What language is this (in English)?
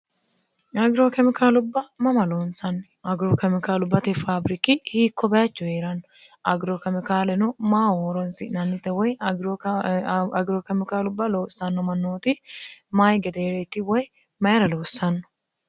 Sidamo